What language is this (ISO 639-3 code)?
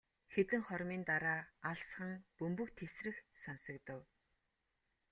mon